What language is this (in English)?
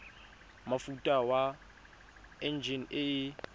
Tswana